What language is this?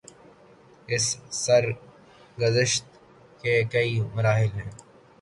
Urdu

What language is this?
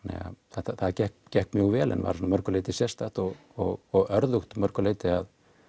Icelandic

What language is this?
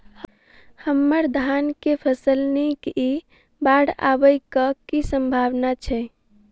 Maithili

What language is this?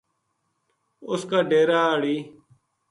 Gujari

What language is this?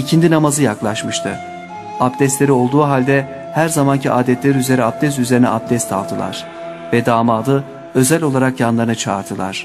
Turkish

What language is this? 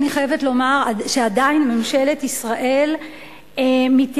Hebrew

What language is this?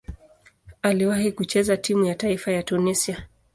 Swahili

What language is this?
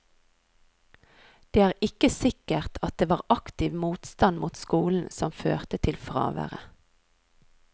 Norwegian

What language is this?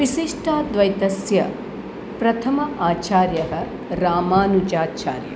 Sanskrit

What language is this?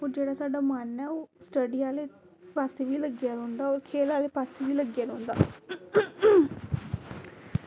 Dogri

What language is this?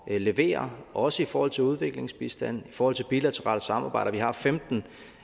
Danish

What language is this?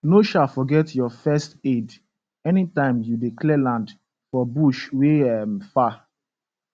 Nigerian Pidgin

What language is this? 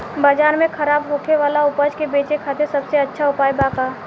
Bhojpuri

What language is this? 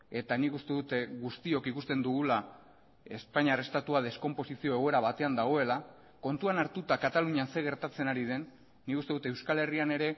Basque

